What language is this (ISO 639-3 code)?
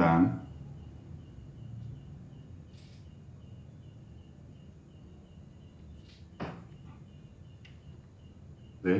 ind